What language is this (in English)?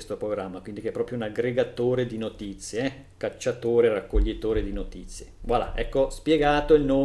Italian